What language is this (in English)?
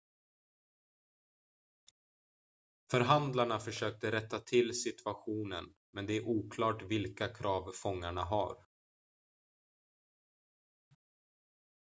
Swedish